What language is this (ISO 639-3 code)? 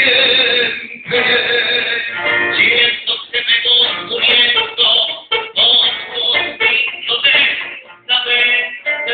pol